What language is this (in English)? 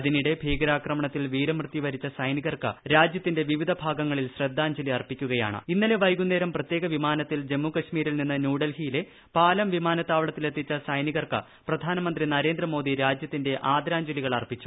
Malayalam